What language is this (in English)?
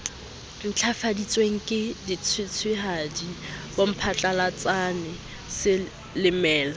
Southern Sotho